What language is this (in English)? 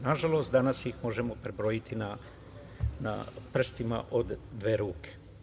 Serbian